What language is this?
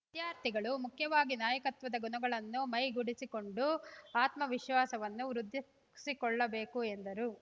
Kannada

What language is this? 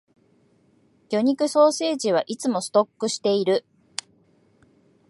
Japanese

